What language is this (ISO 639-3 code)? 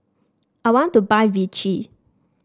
eng